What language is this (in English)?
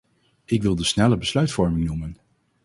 Dutch